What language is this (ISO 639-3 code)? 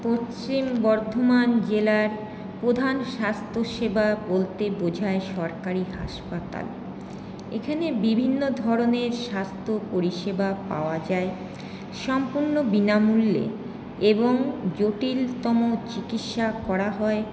ben